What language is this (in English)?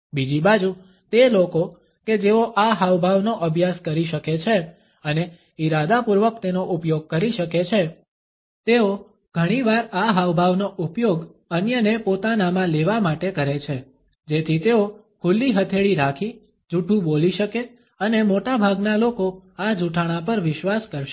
Gujarati